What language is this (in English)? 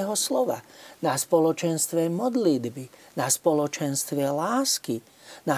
Slovak